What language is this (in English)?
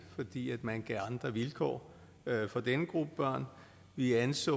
Danish